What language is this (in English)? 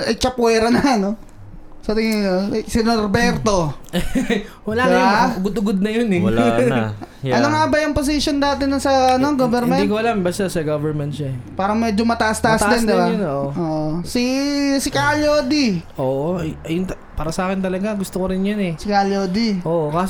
Filipino